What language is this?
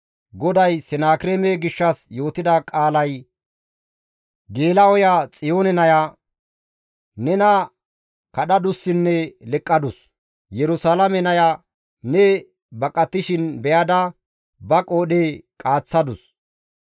Gamo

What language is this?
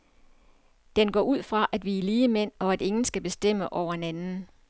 Danish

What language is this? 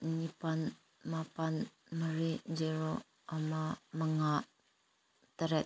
Manipuri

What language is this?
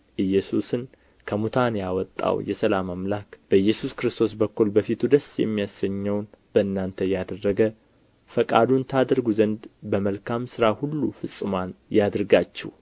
Amharic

